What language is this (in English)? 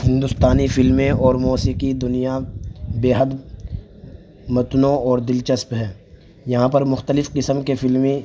Urdu